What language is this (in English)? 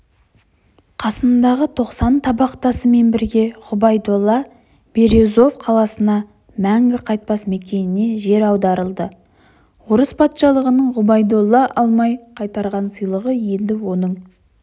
Kazakh